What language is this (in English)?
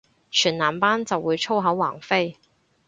Cantonese